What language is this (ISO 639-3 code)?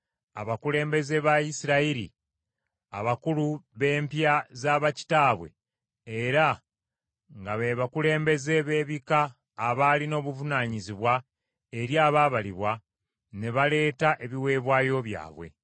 lug